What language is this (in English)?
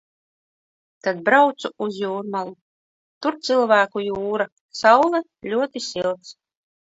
Latvian